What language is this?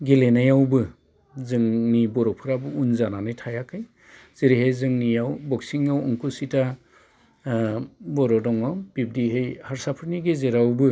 Bodo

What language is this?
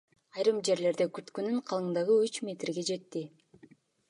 Kyrgyz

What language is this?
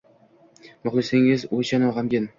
Uzbek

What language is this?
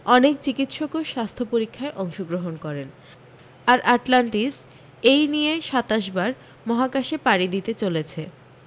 Bangla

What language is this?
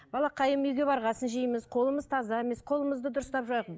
Kazakh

